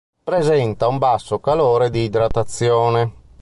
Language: Italian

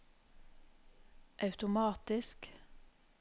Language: Norwegian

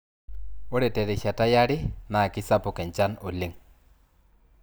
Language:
Masai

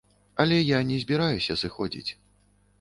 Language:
Belarusian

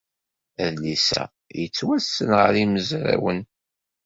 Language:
Kabyle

